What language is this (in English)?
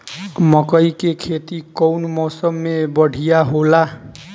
Bhojpuri